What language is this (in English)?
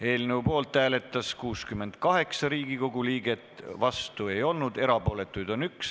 Estonian